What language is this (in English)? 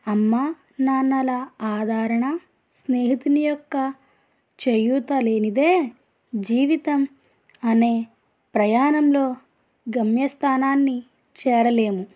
Telugu